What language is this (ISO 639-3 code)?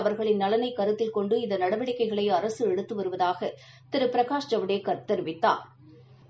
tam